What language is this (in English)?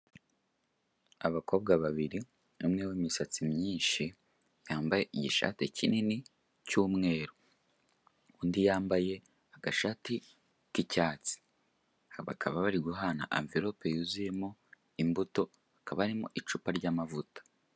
Kinyarwanda